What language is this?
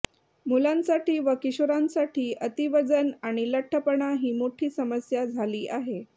Marathi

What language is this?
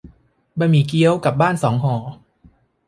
Thai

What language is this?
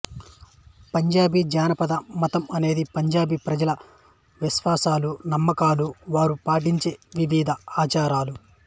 Telugu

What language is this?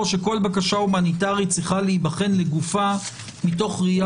Hebrew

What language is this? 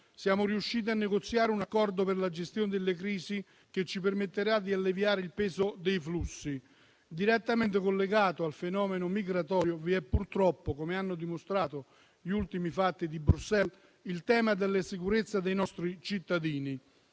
Italian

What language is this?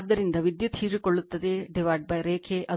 Kannada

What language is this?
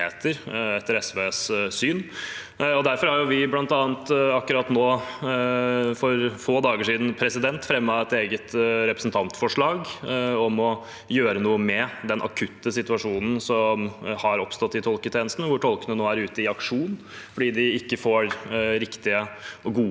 Norwegian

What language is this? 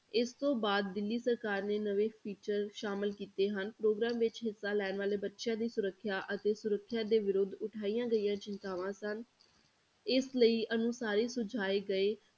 Punjabi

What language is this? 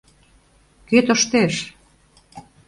Mari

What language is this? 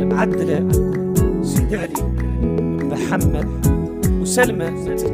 Arabic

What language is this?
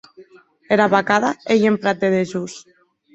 Occitan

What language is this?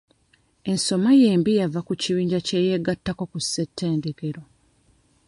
Ganda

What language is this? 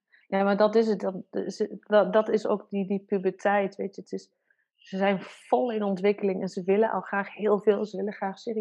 Dutch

